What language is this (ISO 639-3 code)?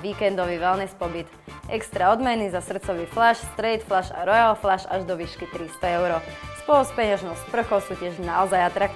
slk